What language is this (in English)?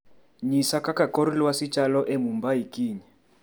Luo (Kenya and Tanzania)